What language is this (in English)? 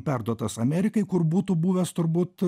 Lithuanian